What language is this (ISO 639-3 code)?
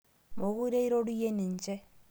mas